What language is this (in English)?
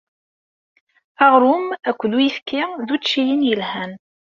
Kabyle